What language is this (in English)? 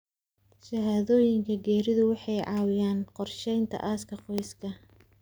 Somali